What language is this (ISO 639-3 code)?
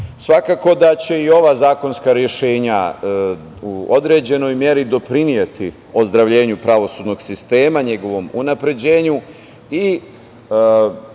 srp